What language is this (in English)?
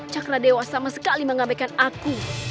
Indonesian